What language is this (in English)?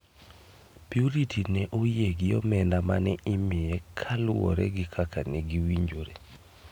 Luo (Kenya and Tanzania)